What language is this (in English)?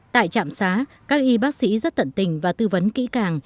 Vietnamese